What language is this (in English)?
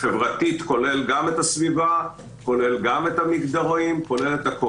Hebrew